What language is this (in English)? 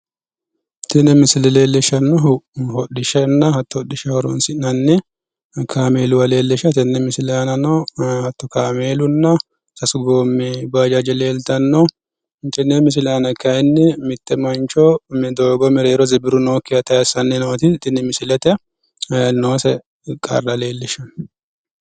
Sidamo